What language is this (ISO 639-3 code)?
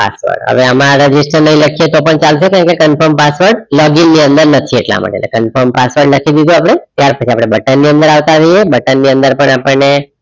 guj